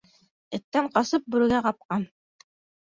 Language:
Bashkir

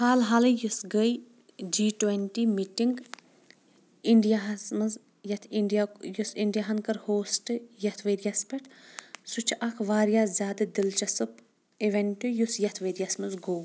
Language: Kashmiri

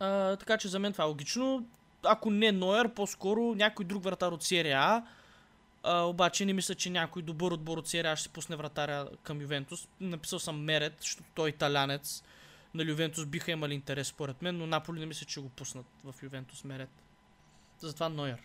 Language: Bulgarian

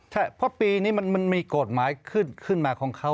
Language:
Thai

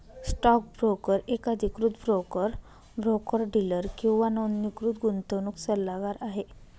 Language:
Marathi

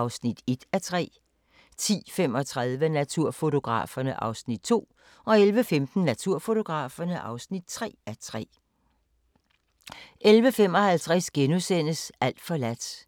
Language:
Danish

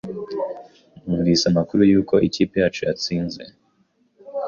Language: Kinyarwanda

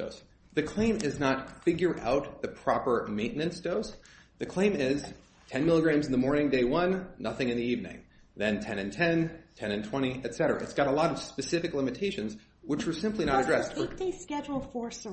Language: English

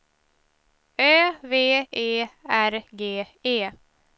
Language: Swedish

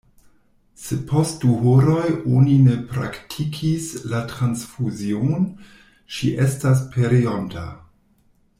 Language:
Esperanto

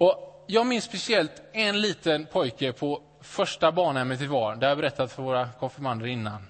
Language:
Swedish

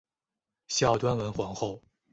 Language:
Chinese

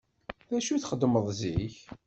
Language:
Kabyle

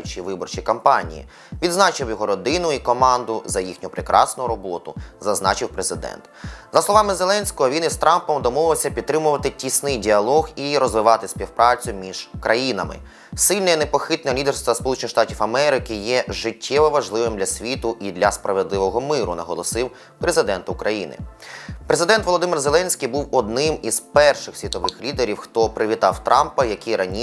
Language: Ukrainian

